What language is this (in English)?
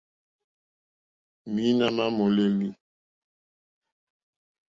Mokpwe